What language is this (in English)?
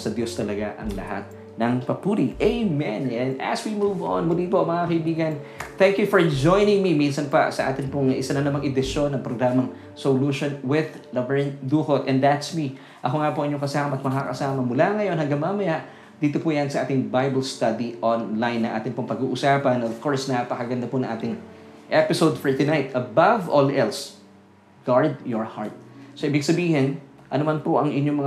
Filipino